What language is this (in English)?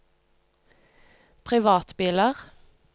Norwegian